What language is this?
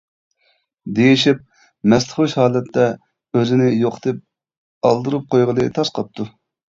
Uyghur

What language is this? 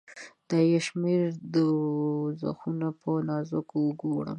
Pashto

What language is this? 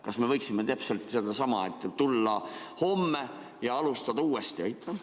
Estonian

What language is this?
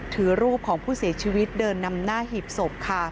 Thai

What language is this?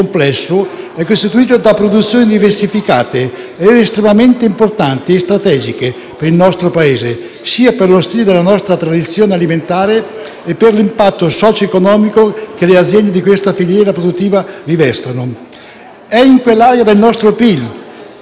Italian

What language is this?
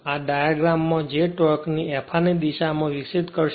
Gujarati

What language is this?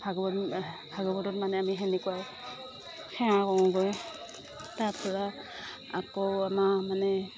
Assamese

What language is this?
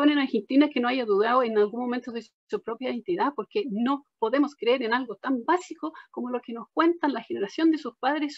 Spanish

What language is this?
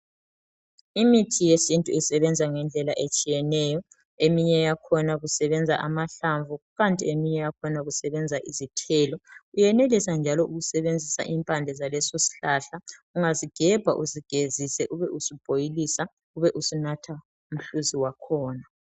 North Ndebele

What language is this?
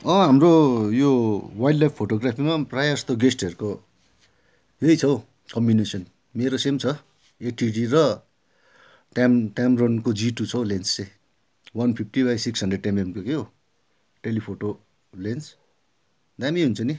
Nepali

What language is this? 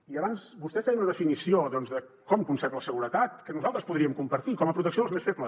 Catalan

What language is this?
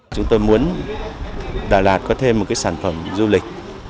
Vietnamese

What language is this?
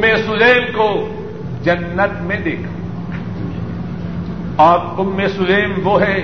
Urdu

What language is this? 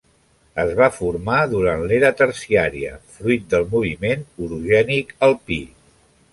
Catalan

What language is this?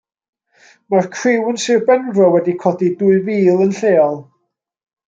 Welsh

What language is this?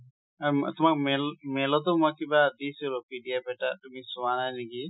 Assamese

